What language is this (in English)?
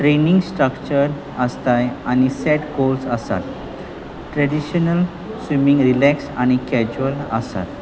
Konkani